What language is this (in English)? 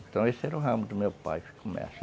Portuguese